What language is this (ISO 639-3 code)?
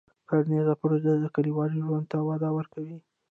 pus